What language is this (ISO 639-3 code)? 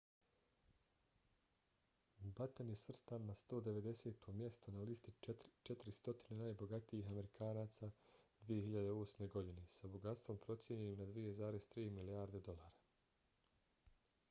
bos